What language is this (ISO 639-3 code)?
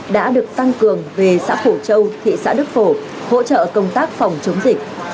vie